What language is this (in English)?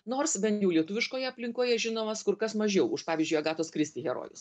Lithuanian